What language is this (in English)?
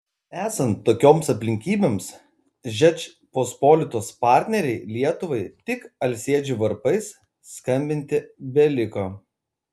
Lithuanian